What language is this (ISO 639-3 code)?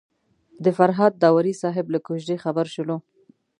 pus